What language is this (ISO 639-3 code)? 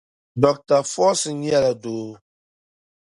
dag